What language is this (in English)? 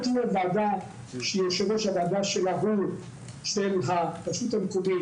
Hebrew